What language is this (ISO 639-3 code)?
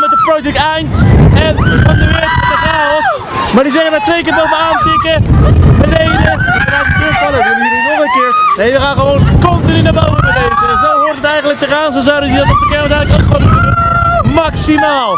nld